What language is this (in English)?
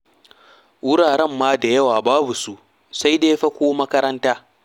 Hausa